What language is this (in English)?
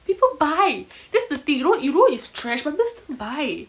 English